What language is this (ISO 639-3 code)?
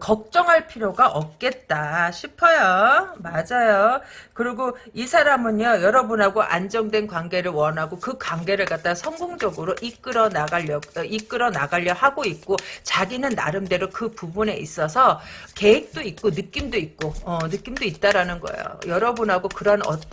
kor